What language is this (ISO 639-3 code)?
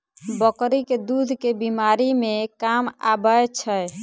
mai